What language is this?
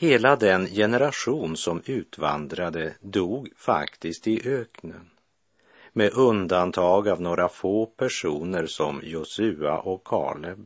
Swedish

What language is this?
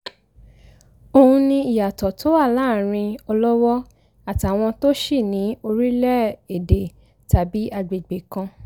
Yoruba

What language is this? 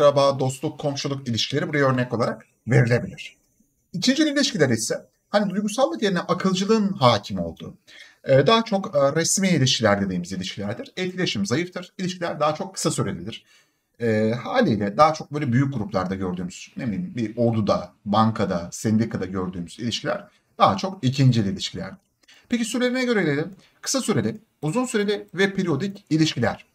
Turkish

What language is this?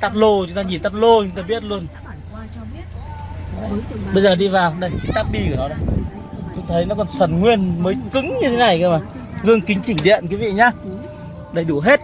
Vietnamese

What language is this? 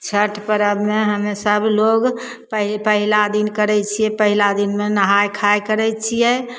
Maithili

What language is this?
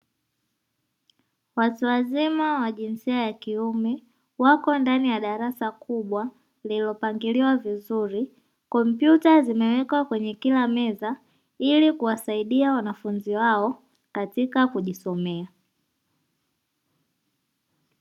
Swahili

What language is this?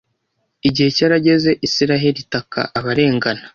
Kinyarwanda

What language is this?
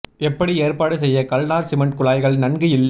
Tamil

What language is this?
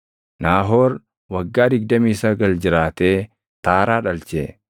Oromo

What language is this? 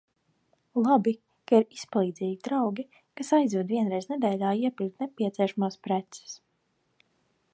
Latvian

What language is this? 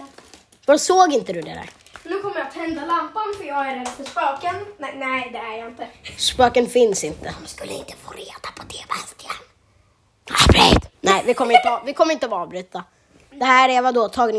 Swedish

